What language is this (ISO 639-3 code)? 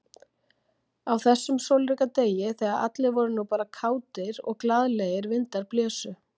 isl